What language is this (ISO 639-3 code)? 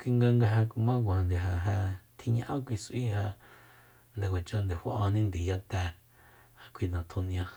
vmp